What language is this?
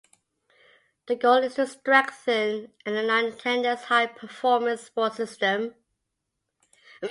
English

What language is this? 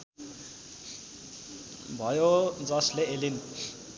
Nepali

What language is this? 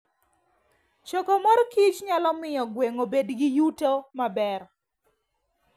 Luo (Kenya and Tanzania)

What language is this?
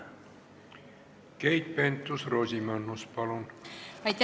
Estonian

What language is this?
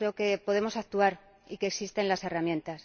Spanish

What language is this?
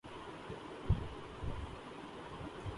Urdu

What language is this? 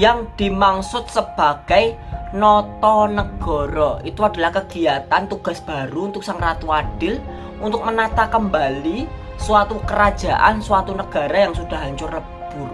Indonesian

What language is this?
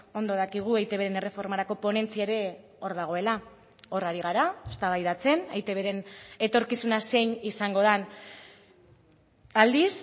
Basque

